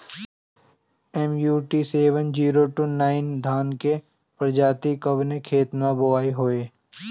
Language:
Bhojpuri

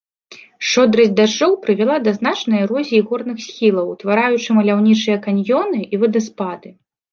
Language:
Belarusian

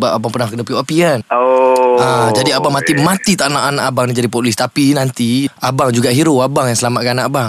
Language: Malay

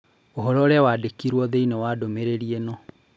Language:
Kikuyu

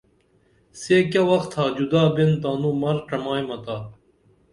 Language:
Dameli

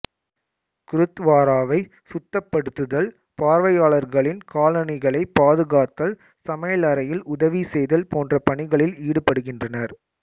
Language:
Tamil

